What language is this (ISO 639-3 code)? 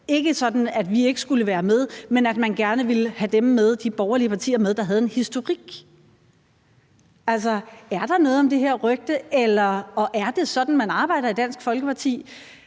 dan